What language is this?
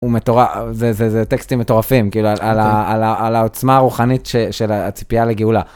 Hebrew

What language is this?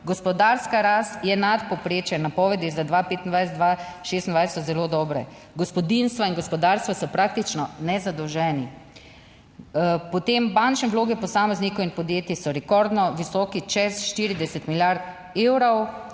Slovenian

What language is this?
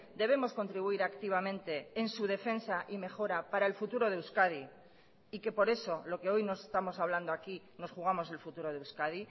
Spanish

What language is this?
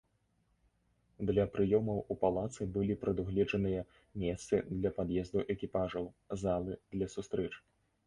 Belarusian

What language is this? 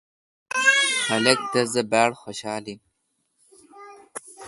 Kalkoti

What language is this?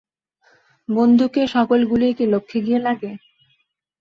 Bangla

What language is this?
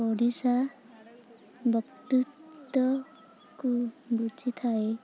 Odia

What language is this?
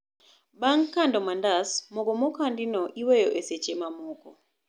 Luo (Kenya and Tanzania)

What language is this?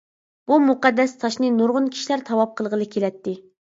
Uyghur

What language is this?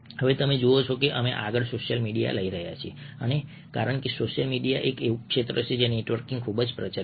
Gujarati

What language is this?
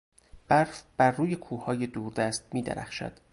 Persian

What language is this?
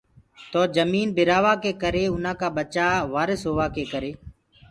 Gurgula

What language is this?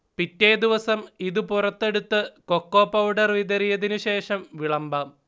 Malayalam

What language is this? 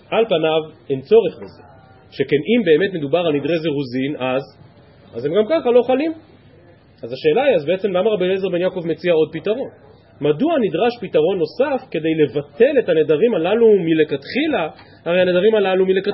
Hebrew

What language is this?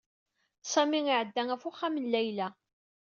Kabyle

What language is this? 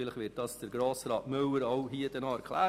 Swiss German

